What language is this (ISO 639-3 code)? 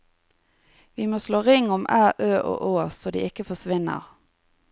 nor